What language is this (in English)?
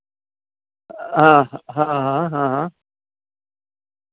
Dogri